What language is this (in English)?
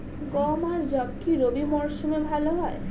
Bangla